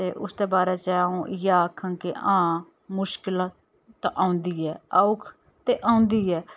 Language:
Dogri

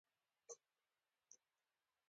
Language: Pashto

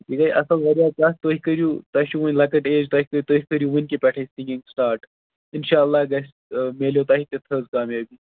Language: Kashmiri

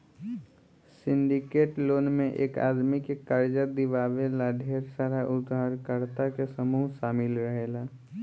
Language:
Bhojpuri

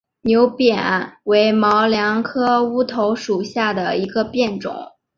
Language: Chinese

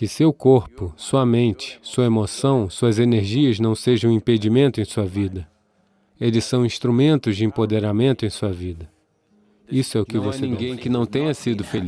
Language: Portuguese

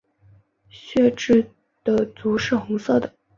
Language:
Chinese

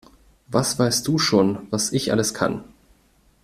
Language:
German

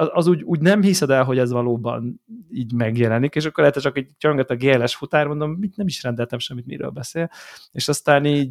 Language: Hungarian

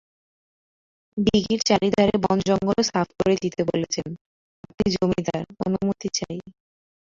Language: Bangla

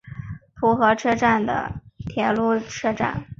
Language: Chinese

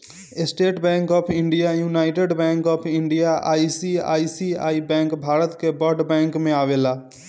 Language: Bhojpuri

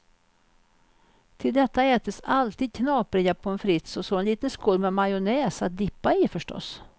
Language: Swedish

